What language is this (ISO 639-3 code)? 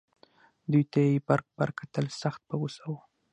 pus